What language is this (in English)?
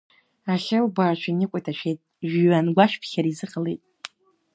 Abkhazian